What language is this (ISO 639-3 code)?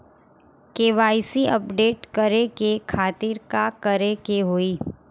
bho